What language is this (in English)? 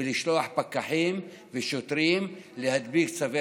Hebrew